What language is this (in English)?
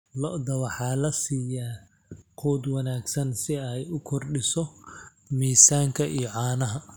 Somali